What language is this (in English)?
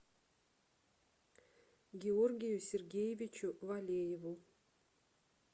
Russian